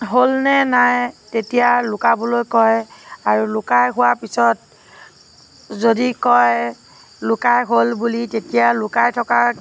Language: Assamese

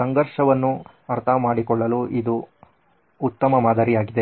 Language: Kannada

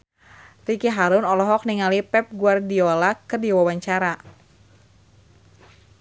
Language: Sundanese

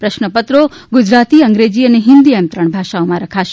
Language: Gujarati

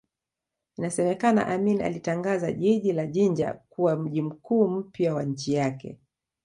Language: Swahili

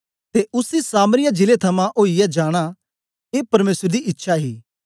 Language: Dogri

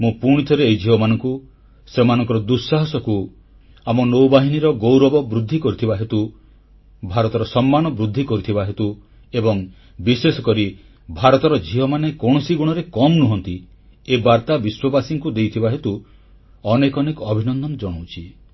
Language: Odia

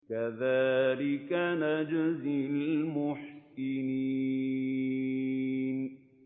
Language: Arabic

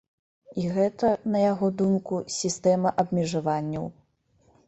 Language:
Belarusian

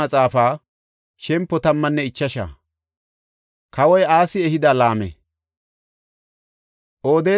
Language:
Gofa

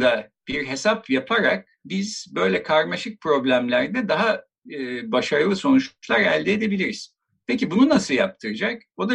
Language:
Turkish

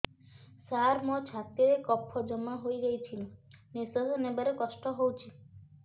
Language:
Odia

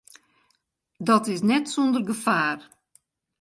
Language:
Western Frisian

